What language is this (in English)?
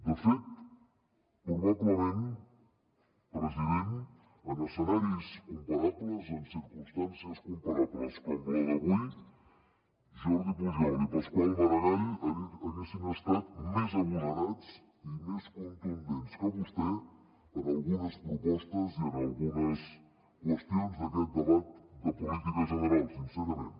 Catalan